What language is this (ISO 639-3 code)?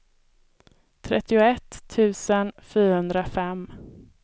swe